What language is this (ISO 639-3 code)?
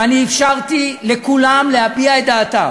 heb